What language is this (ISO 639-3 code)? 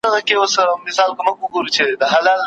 pus